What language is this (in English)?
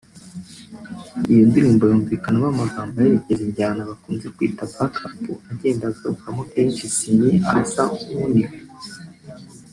Kinyarwanda